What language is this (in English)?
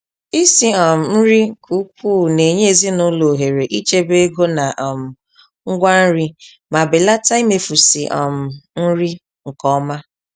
Igbo